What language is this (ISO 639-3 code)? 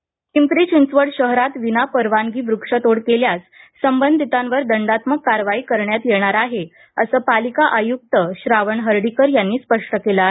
mar